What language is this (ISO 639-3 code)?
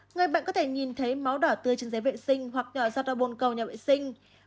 vie